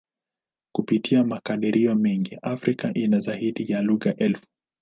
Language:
Swahili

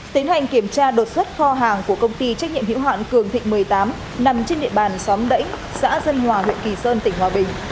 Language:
Vietnamese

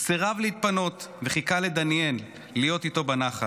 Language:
Hebrew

